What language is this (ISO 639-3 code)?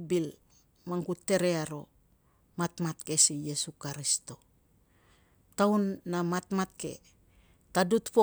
lcm